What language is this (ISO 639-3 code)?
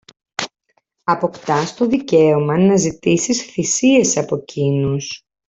ell